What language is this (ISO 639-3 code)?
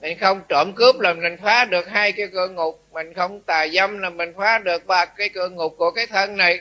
vie